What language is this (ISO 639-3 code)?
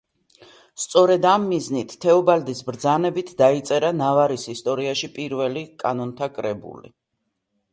kat